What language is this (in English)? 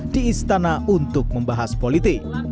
Indonesian